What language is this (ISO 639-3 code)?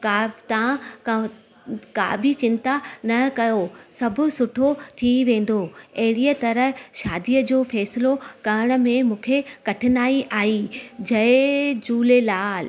snd